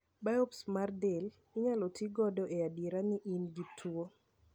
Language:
Luo (Kenya and Tanzania)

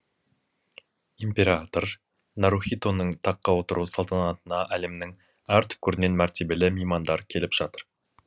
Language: Kazakh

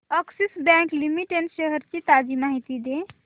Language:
Marathi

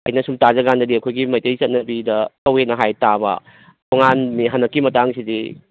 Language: Manipuri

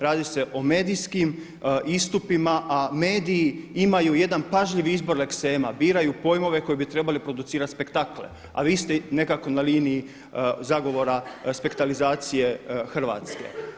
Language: Croatian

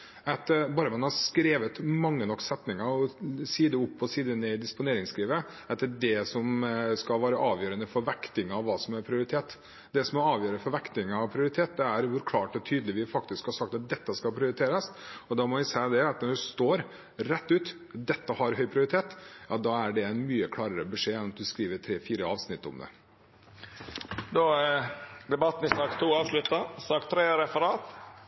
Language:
Norwegian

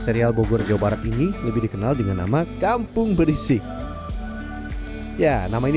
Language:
Indonesian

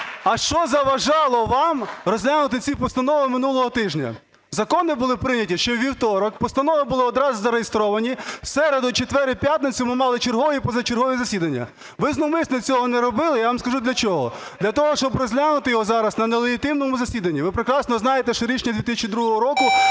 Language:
Ukrainian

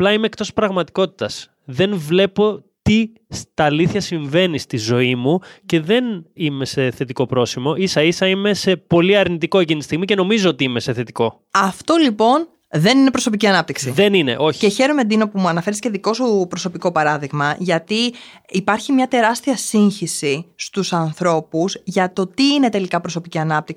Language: Greek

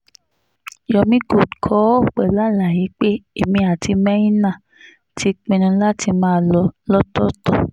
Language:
Yoruba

